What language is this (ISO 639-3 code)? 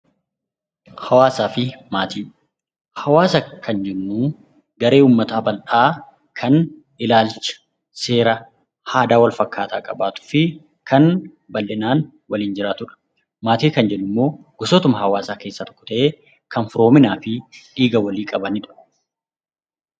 orm